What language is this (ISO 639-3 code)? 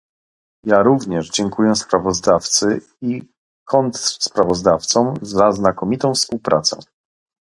pol